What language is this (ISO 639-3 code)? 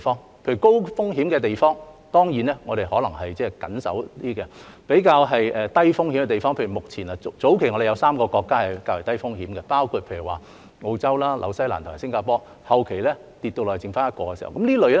yue